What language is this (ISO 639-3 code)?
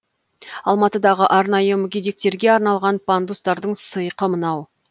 kaz